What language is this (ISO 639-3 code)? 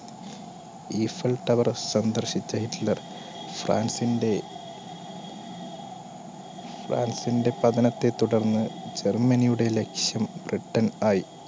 mal